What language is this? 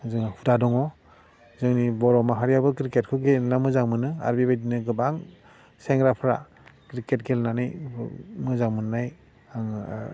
Bodo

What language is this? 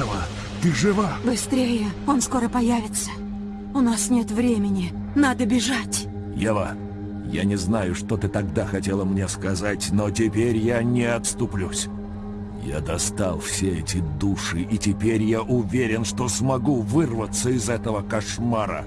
Russian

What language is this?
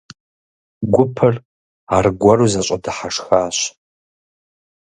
Kabardian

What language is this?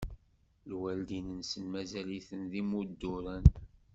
Kabyle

